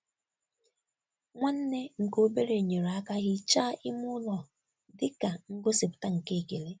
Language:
Igbo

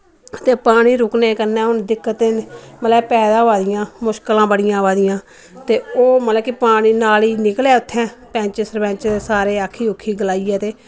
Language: Dogri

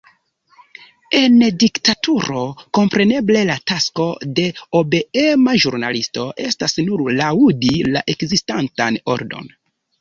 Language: Esperanto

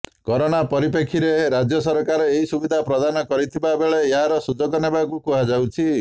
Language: Odia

